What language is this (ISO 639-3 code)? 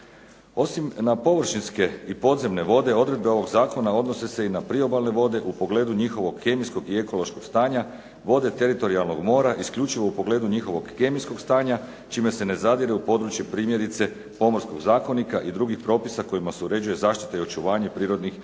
hrv